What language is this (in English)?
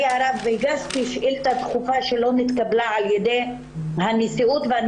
Hebrew